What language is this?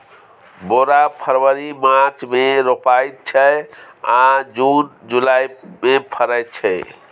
Maithili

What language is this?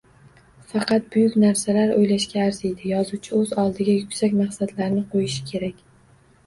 Uzbek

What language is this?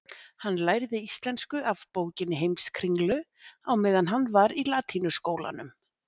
Icelandic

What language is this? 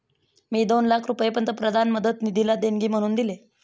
Marathi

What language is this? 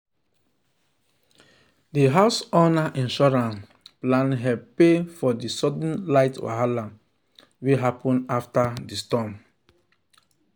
Nigerian Pidgin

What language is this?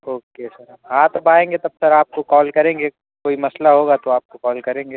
Urdu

